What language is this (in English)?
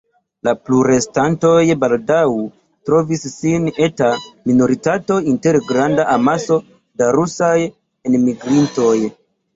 Esperanto